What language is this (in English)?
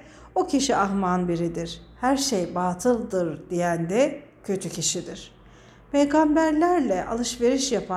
Turkish